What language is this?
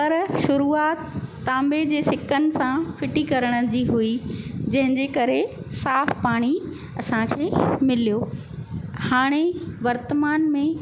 Sindhi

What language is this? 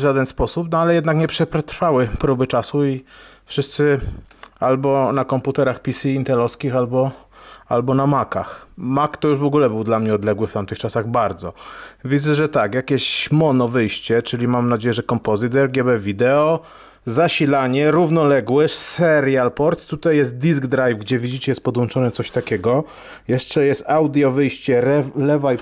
Polish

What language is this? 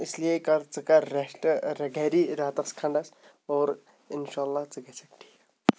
Kashmiri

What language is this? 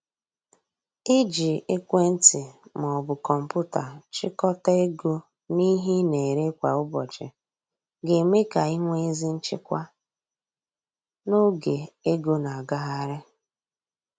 Igbo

